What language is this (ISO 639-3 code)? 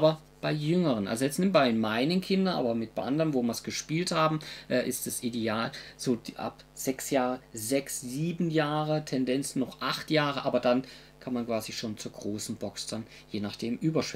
deu